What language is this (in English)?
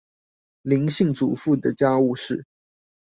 Chinese